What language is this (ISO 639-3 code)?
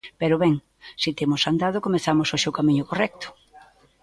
glg